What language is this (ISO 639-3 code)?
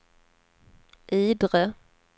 swe